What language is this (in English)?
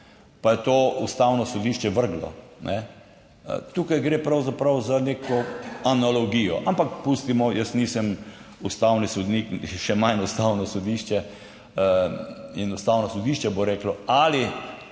Slovenian